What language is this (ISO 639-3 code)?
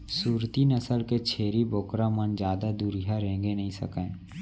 hne